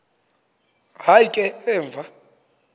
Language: Xhosa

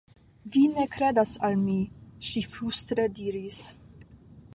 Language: Esperanto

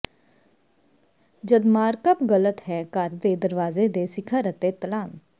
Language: Punjabi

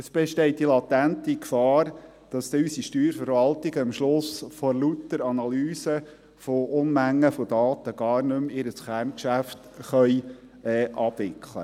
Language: Swiss German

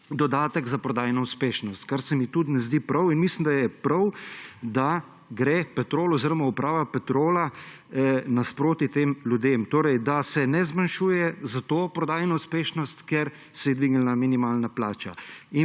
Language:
Slovenian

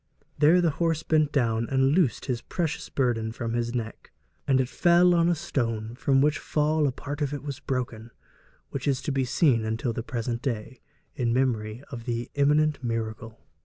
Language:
English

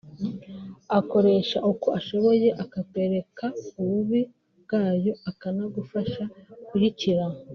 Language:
Kinyarwanda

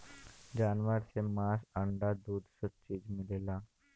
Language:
Bhojpuri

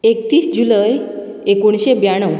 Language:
Konkani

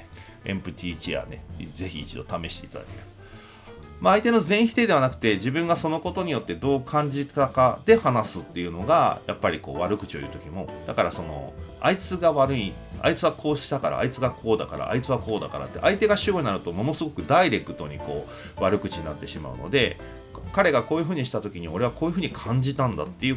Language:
Japanese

